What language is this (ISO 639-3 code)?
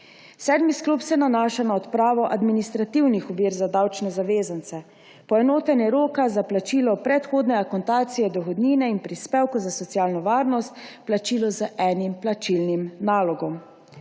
slv